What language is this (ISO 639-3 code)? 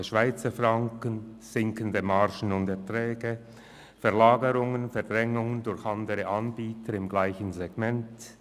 gsw